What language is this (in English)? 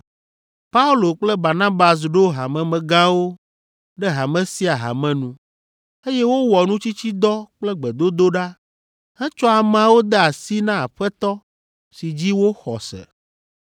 Ewe